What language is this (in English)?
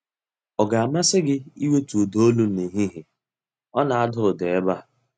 Igbo